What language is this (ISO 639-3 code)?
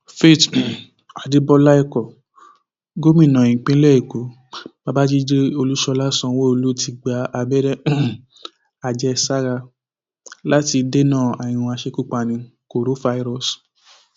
yor